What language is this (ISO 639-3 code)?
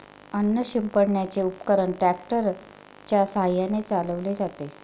mar